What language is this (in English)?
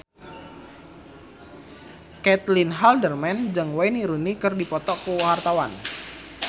Sundanese